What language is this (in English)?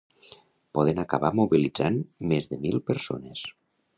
Catalan